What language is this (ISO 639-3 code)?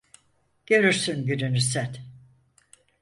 tur